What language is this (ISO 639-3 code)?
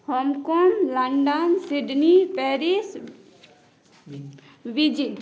mai